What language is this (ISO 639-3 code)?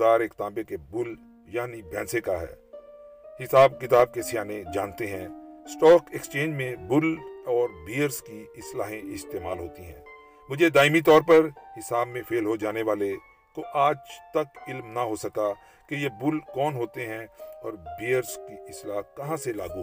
urd